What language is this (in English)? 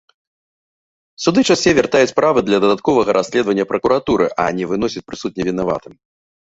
Belarusian